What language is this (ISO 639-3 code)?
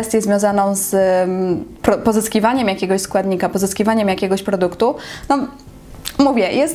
pol